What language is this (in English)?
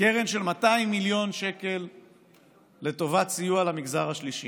Hebrew